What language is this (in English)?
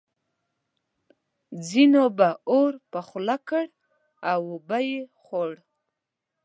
Pashto